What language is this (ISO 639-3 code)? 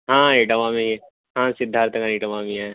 urd